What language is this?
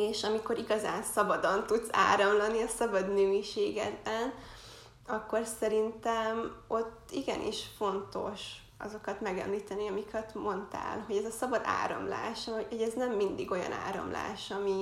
Hungarian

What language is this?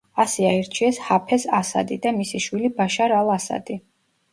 Georgian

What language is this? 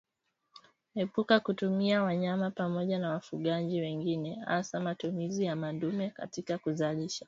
Swahili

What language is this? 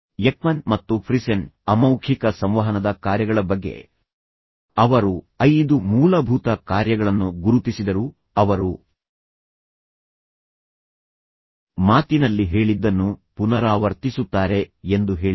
Kannada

